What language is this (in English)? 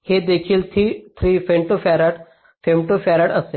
Marathi